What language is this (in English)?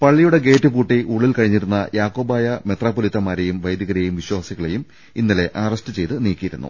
Malayalam